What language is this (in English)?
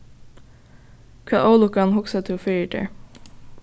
Faroese